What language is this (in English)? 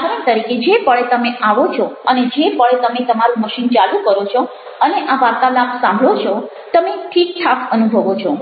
Gujarati